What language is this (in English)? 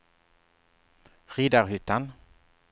Swedish